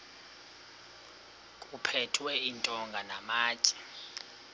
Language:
Xhosa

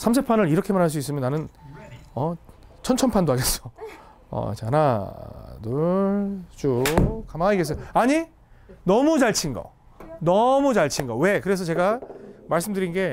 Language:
Korean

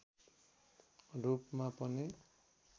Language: Nepali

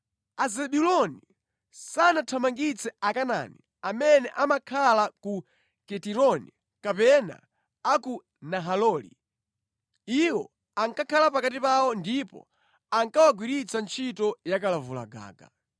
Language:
Nyanja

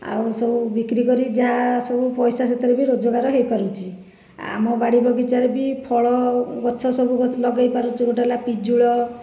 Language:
Odia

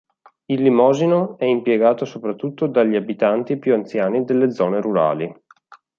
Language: Italian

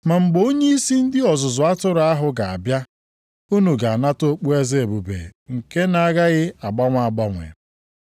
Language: Igbo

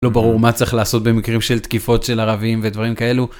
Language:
Hebrew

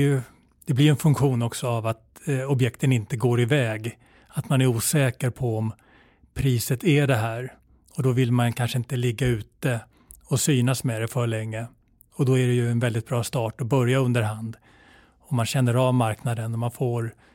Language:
Swedish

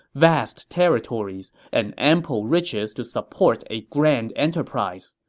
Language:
English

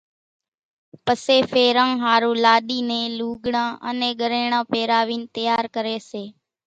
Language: Kachi Koli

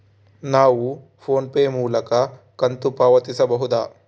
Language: Kannada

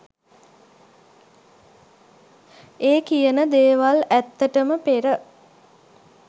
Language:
Sinhala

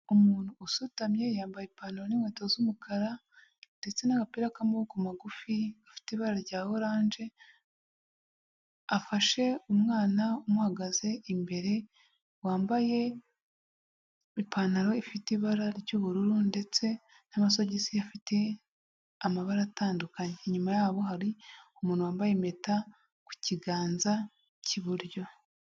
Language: Kinyarwanda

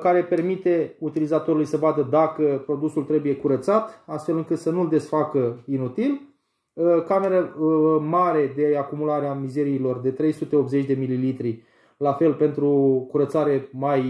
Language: Romanian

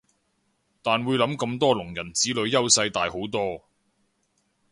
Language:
Cantonese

